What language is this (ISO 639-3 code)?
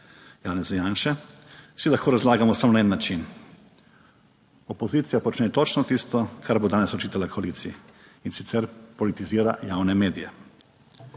slv